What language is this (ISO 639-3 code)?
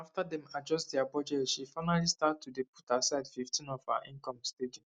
pcm